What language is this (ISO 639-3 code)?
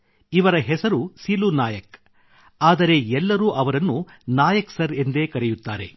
kan